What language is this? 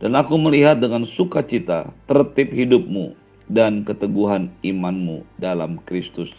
Indonesian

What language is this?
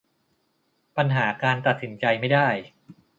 Thai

